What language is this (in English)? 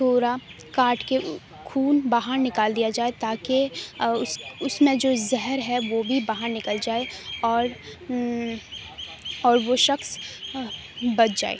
Urdu